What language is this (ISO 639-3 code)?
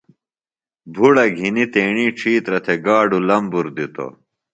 phl